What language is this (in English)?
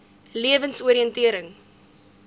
Afrikaans